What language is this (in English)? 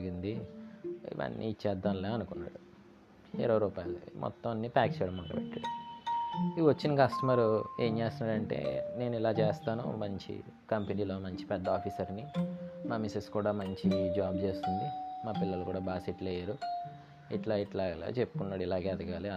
Telugu